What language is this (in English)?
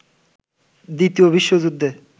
Bangla